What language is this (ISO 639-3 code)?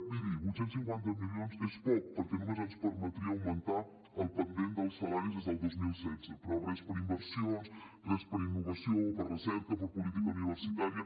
cat